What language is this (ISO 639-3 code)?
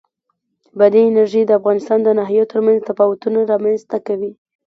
pus